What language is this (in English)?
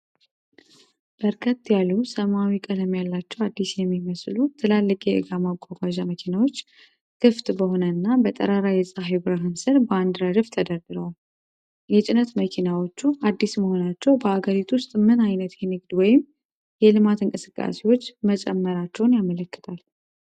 Amharic